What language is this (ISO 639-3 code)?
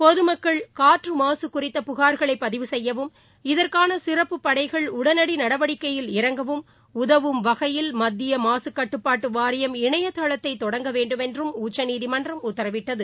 tam